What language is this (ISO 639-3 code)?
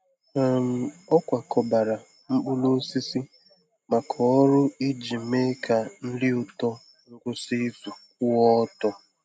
ibo